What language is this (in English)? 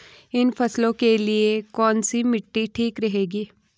Hindi